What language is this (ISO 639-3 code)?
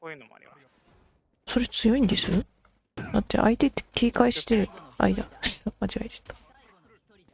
jpn